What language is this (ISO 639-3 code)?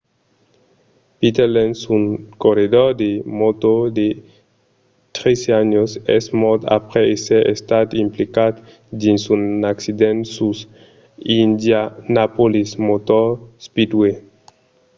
oci